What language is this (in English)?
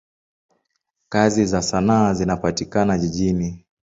Swahili